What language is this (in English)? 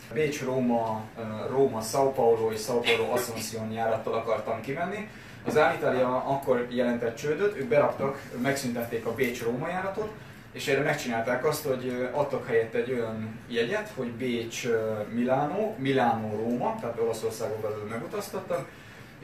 Hungarian